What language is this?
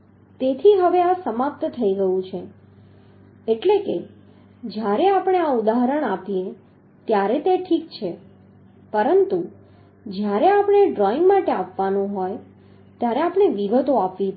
Gujarati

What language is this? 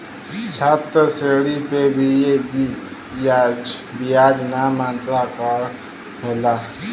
Bhojpuri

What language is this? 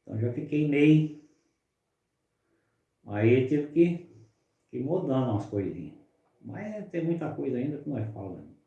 Portuguese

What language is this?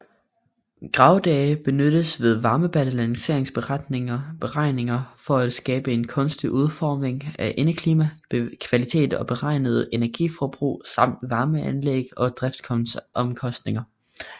Danish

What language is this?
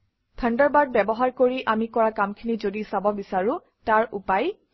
Assamese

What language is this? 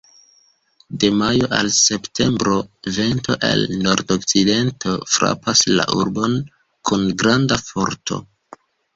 Esperanto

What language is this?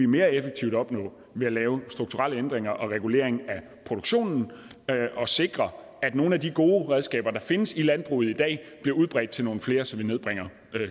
Danish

